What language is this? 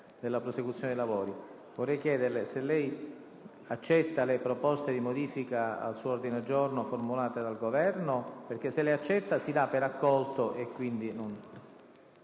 Italian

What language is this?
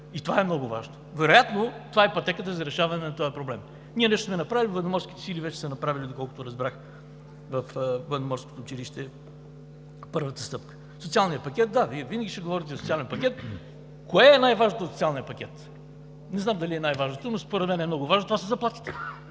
Bulgarian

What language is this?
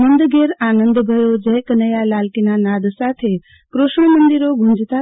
Gujarati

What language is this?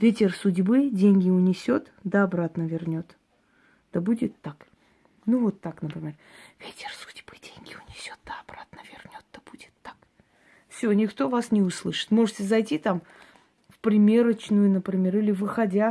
Russian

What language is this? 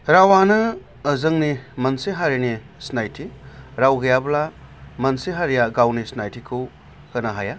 Bodo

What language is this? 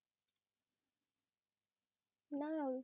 Bangla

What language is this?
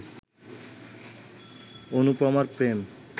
Bangla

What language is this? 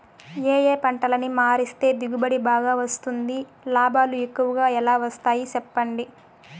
Telugu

